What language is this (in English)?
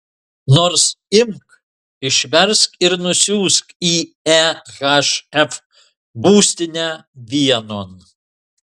Lithuanian